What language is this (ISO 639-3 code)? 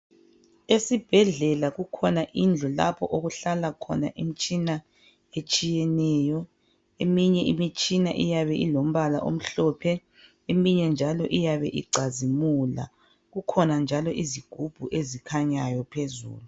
nde